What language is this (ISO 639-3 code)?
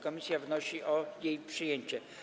pol